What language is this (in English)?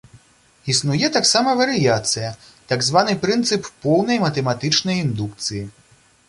Belarusian